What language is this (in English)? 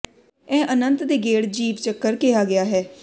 Punjabi